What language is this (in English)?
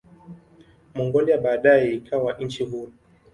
Swahili